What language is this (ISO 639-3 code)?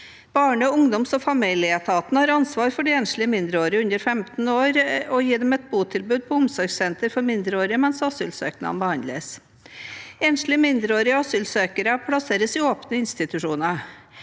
nor